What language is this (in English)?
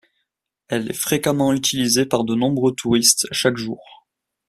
French